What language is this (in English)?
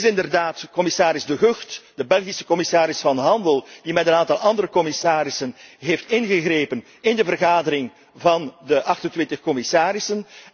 Dutch